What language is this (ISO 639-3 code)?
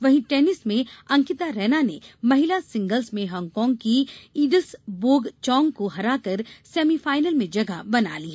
hin